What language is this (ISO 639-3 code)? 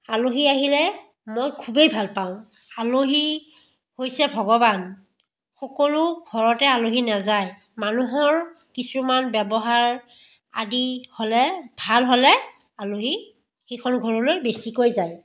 asm